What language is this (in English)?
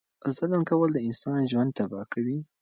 Pashto